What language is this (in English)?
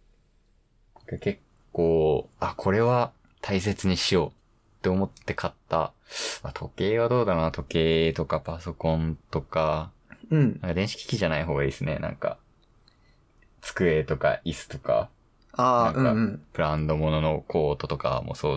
Japanese